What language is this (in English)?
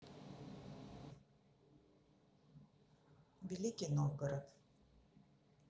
Russian